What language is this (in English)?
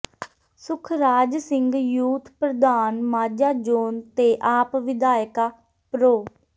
Punjabi